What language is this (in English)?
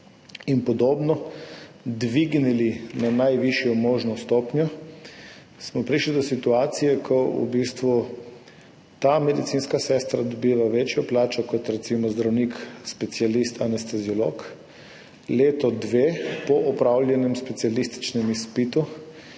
Slovenian